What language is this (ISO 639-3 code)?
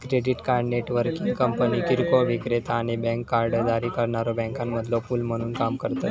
mar